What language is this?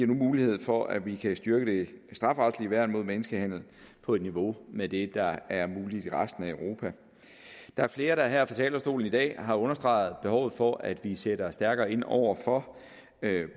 Danish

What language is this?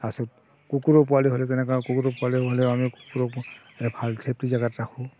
Assamese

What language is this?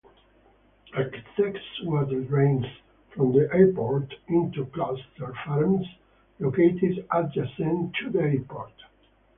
English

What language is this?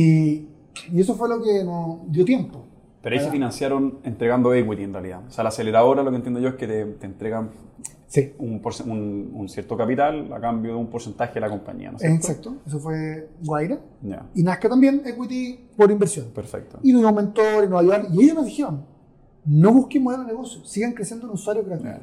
Spanish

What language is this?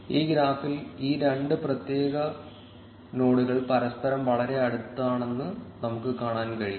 Malayalam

